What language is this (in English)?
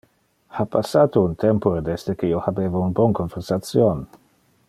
Interlingua